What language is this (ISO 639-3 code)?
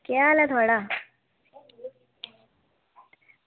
doi